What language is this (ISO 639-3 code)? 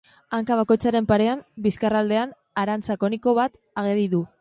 eus